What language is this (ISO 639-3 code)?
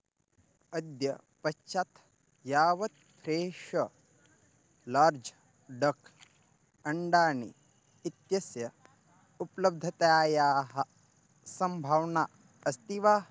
san